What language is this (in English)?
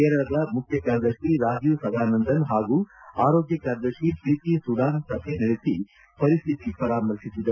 Kannada